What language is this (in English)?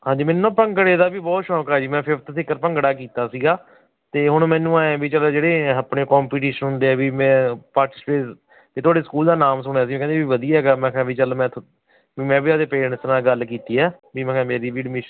Punjabi